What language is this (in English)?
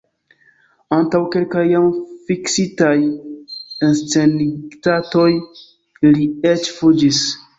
Esperanto